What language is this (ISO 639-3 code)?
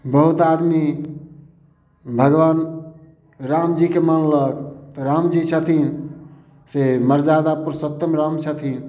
mai